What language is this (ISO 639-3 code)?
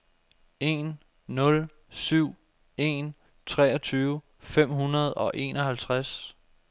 dan